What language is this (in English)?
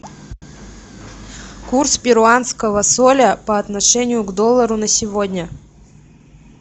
Russian